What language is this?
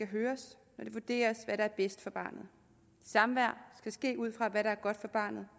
Danish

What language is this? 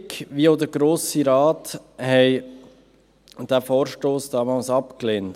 Swiss German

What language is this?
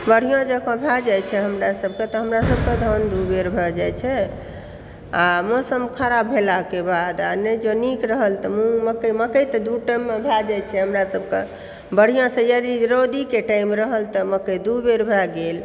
Maithili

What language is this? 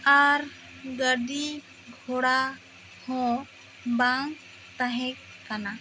Santali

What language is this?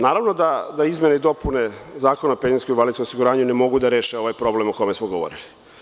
Serbian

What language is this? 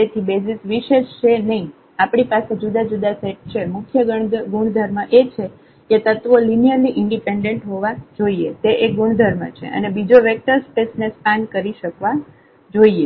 Gujarati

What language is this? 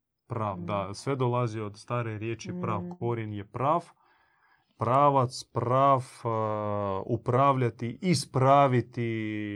Croatian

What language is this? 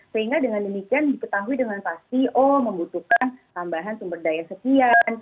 Indonesian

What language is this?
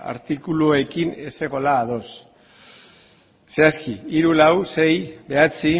Basque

